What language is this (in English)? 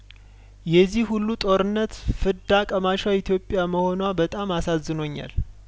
Amharic